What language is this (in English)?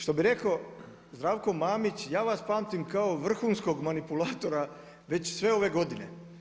Croatian